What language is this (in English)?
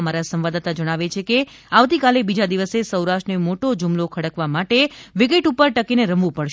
Gujarati